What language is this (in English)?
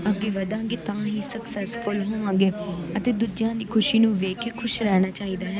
Punjabi